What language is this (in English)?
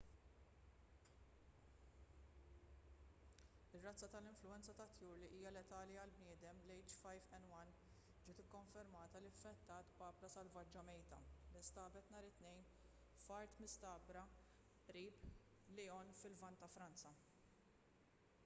Maltese